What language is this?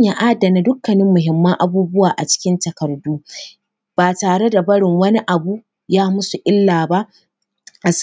Hausa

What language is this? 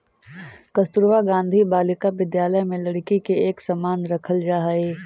Magahi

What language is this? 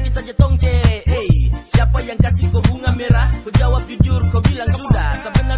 Indonesian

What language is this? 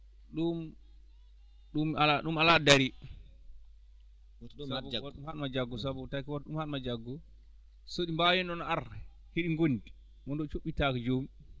Fula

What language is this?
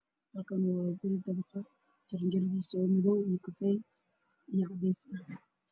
Somali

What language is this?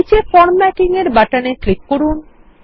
Bangla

